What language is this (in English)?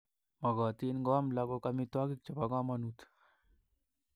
Kalenjin